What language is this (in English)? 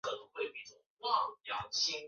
Chinese